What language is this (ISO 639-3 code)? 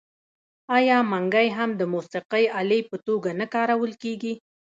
pus